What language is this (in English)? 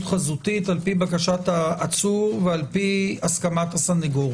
Hebrew